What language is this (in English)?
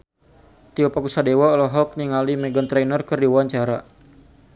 Sundanese